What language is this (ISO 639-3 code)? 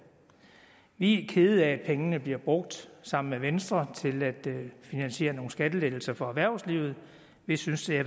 dan